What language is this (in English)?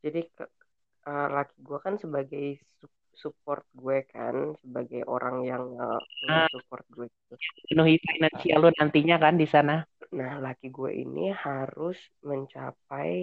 Indonesian